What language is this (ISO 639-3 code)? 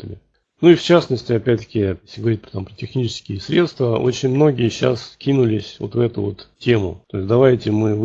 rus